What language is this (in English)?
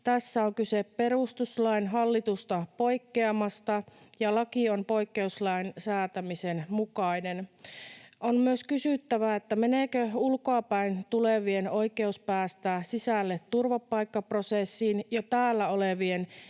Finnish